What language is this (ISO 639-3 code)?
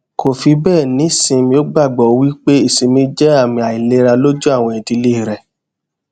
yor